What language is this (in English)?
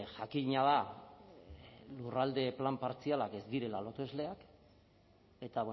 Basque